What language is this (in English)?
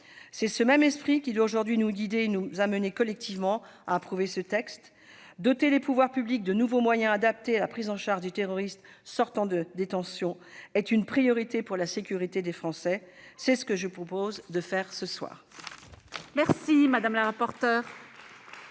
French